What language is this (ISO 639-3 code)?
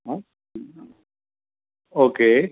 kok